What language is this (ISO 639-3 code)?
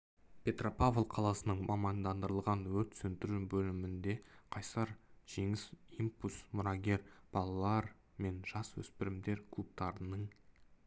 kaz